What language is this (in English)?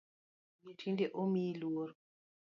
Luo (Kenya and Tanzania)